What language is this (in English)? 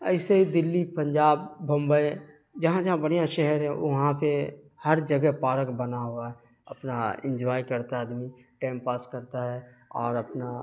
Urdu